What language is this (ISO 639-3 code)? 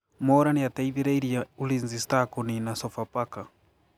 kik